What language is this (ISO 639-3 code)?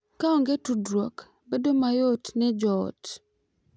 luo